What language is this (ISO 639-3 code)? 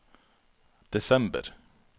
nor